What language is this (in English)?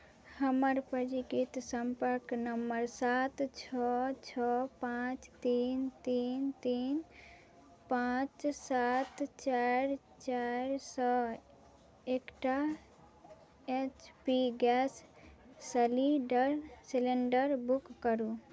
Maithili